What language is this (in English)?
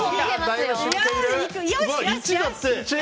Japanese